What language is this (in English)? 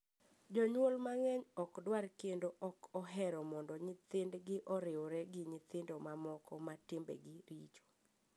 Luo (Kenya and Tanzania)